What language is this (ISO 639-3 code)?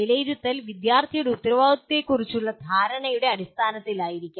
mal